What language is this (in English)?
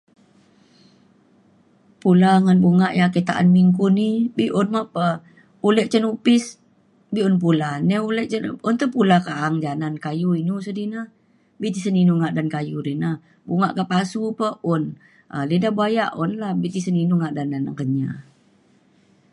Mainstream Kenyah